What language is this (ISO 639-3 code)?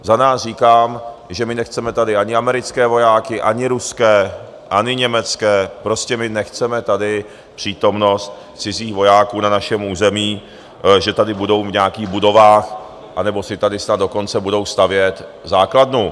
ces